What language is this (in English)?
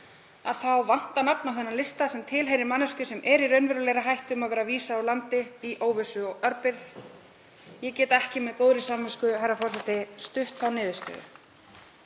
Icelandic